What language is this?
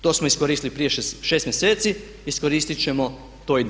Croatian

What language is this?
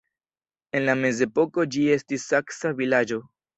Esperanto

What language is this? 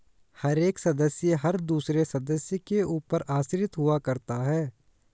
Hindi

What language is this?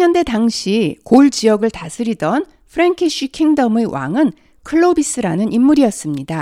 Korean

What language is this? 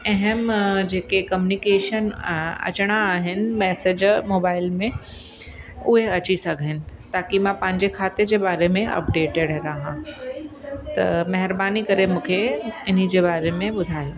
Sindhi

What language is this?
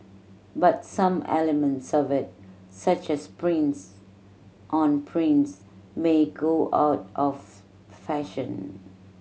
English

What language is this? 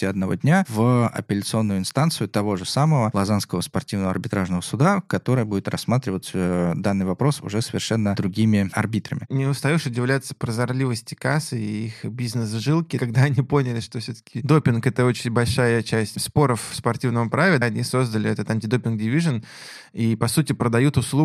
Russian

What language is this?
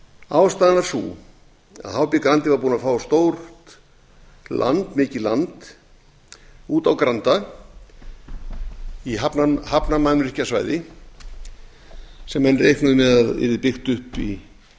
Icelandic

